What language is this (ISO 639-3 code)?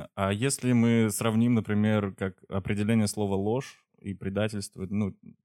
rus